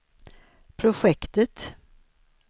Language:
Swedish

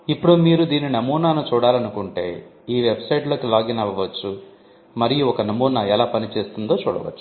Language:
Telugu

